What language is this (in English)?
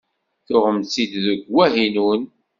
Kabyle